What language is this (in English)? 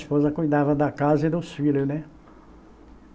Portuguese